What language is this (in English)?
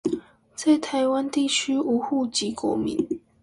Chinese